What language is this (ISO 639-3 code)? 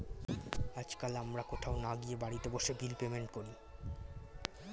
ben